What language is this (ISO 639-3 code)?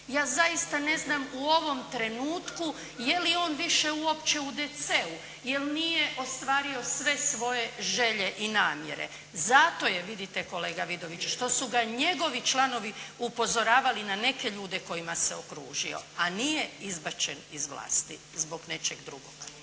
hrv